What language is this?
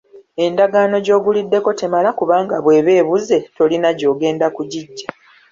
Ganda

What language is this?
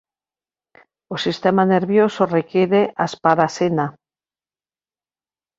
Galician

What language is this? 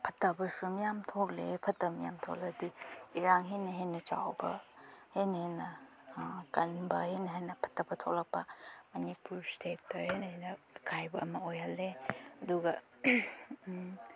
Manipuri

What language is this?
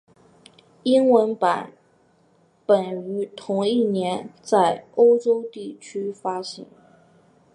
Chinese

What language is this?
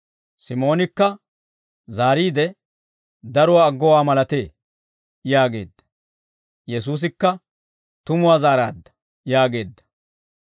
Dawro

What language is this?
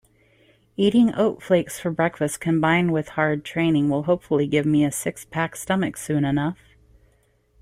English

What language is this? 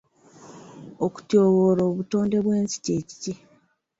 Ganda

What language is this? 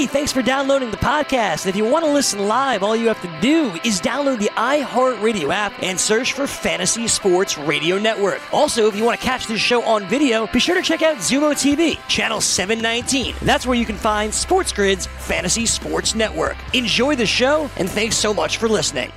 English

